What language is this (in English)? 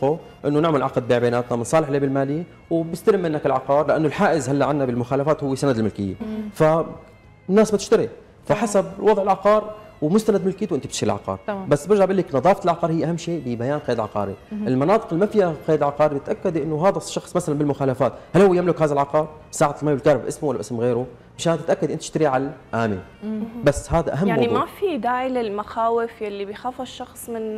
Arabic